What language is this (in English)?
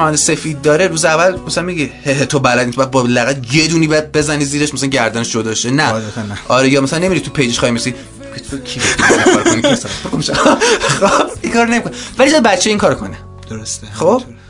Persian